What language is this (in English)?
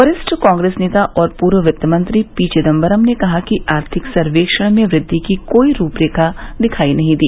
Hindi